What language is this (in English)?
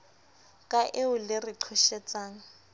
Southern Sotho